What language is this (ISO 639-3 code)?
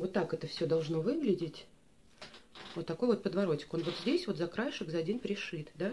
rus